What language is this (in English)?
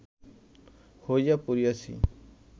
Bangla